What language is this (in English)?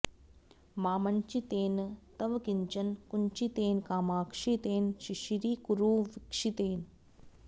Sanskrit